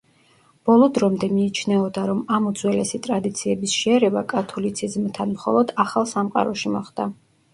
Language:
Georgian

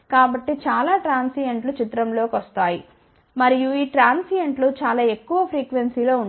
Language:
Telugu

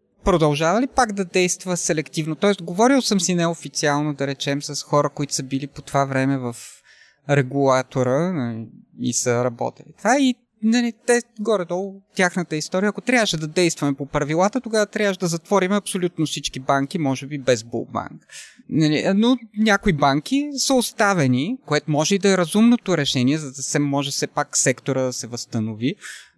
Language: Bulgarian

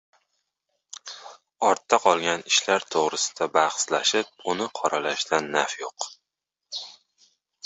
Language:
Uzbek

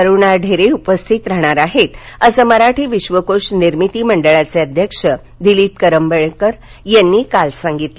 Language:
Marathi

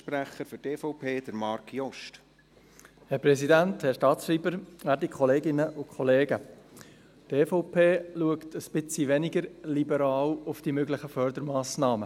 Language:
Swiss German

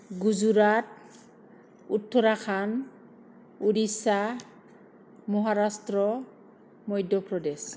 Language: Bodo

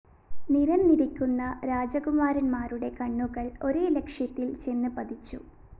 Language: Malayalam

